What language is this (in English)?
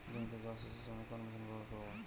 Bangla